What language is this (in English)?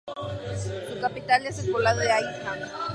Spanish